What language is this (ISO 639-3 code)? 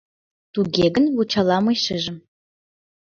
chm